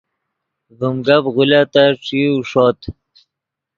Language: Yidgha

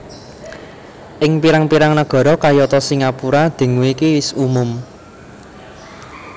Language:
Javanese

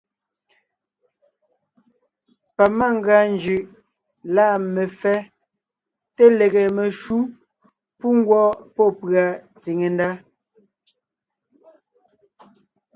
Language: Ngiemboon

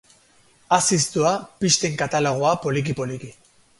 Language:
Basque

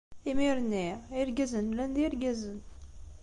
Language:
Kabyle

